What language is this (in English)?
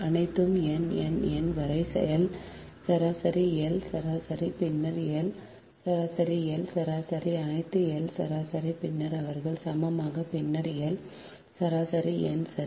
Tamil